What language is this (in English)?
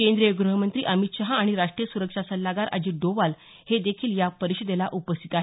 Marathi